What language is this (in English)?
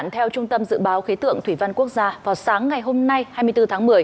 Vietnamese